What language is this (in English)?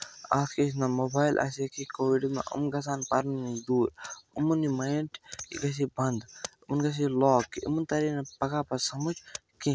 Kashmiri